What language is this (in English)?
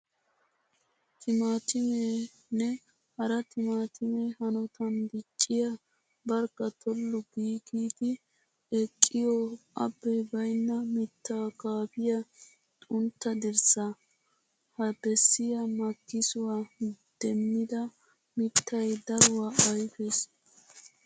Wolaytta